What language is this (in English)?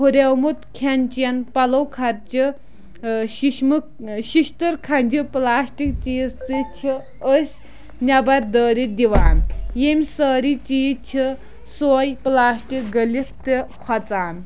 Kashmiri